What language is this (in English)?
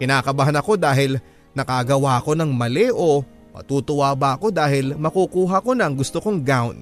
Filipino